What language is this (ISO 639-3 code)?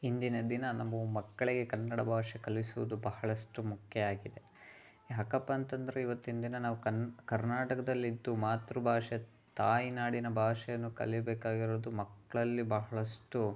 kan